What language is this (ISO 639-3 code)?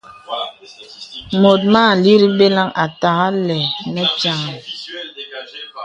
beb